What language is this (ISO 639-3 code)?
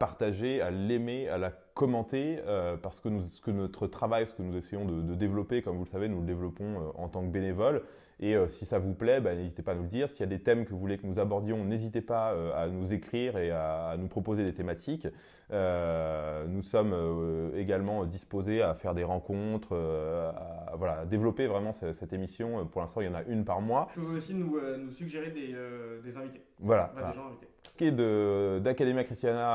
fra